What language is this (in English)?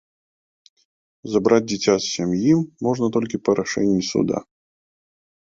Belarusian